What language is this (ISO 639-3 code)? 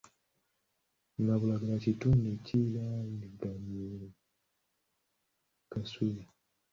lug